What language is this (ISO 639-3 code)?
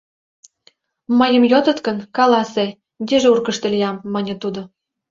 chm